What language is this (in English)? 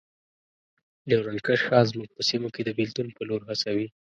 Pashto